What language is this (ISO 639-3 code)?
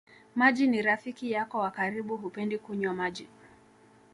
swa